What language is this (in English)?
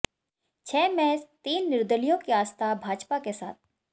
Hindi